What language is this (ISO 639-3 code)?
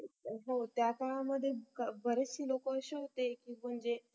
mar